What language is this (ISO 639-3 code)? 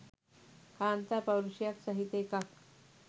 sin